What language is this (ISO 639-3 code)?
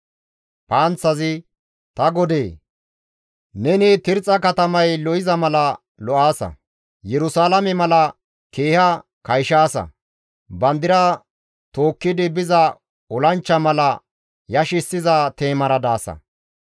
gmv